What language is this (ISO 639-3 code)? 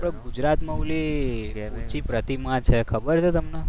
guj